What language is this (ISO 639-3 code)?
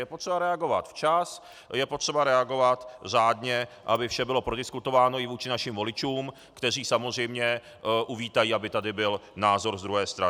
ces